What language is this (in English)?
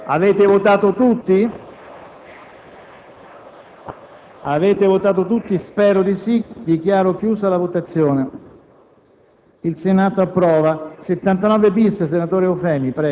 Italian